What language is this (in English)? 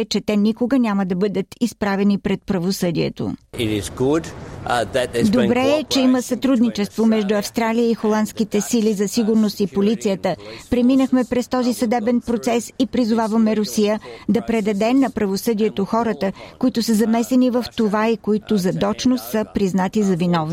Bulgarian